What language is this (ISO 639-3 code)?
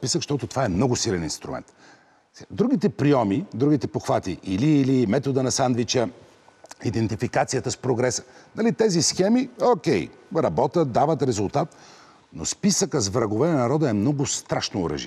bul